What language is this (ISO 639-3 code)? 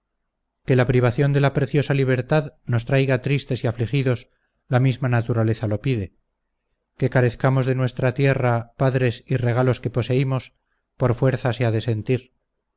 spa